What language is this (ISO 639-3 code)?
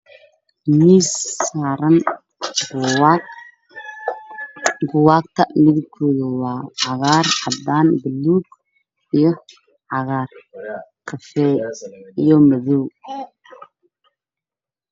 som